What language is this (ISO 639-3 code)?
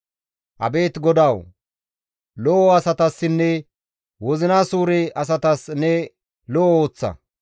gmv